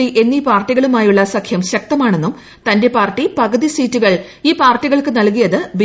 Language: Malayalam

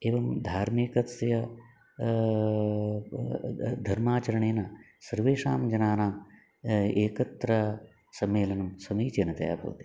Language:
Sanskrit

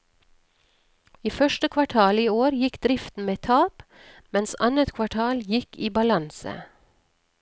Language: Norwegian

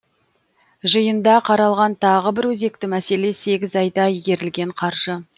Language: Kazakh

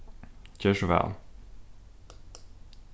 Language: Faroese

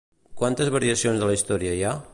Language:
Catalan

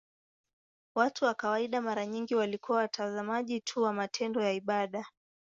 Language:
Swahili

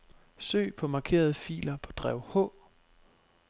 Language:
Danish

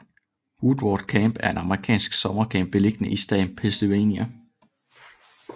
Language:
Danish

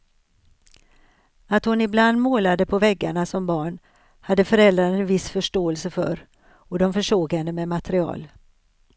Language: Swedish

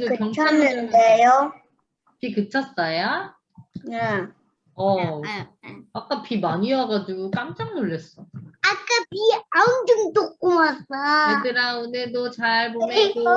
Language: Korean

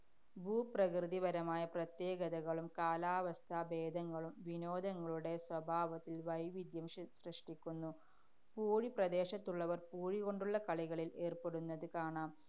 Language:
Malayalam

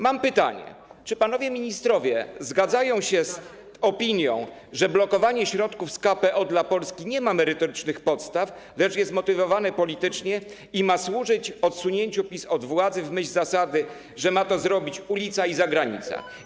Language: Polish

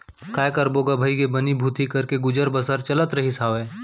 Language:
Chhattisgarhi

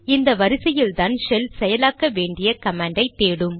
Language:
Tamil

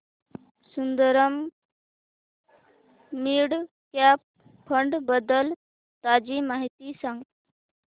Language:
Marathi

